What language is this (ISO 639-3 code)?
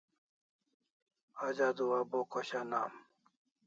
kls